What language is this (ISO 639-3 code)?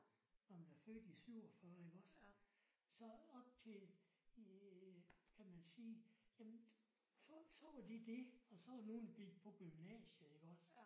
dan